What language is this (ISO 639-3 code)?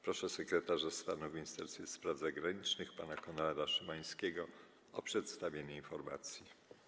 pol